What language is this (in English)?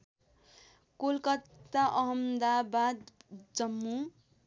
Nepali